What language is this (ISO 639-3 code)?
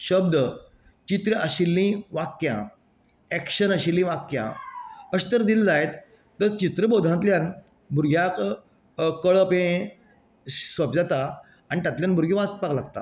kok